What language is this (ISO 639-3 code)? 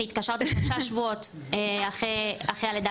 heb